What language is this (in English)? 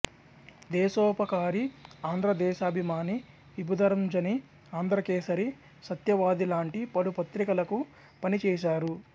Telugu